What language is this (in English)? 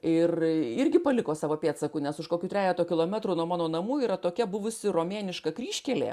Lithuanian